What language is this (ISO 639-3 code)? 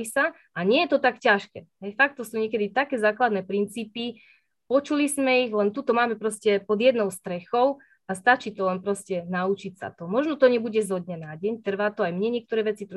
slk